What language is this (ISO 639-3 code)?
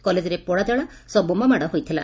ori